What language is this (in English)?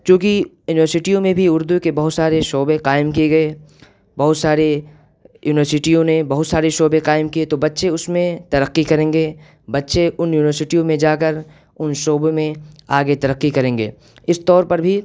Urdu